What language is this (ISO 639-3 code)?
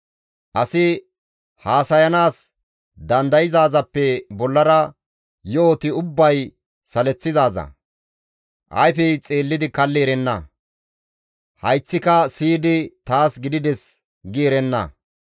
gmv